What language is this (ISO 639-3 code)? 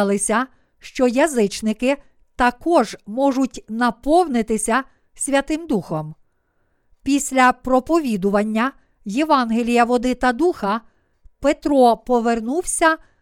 ukr